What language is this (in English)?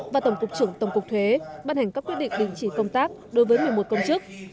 Vietnamese